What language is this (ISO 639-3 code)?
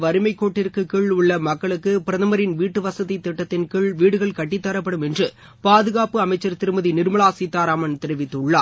tam